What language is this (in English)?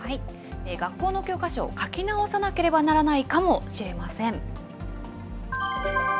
Japanese